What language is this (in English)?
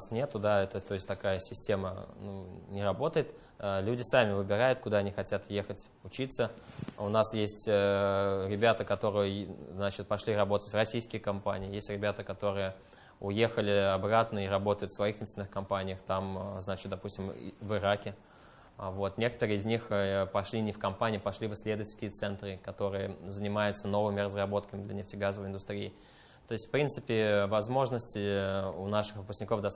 Russian